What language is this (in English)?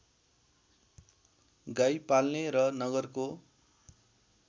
Nepali